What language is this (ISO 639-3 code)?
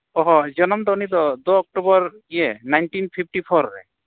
sat